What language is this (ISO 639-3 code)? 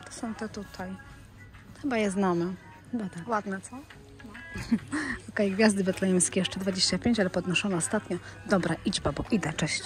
pol